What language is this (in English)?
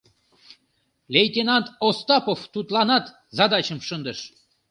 Mari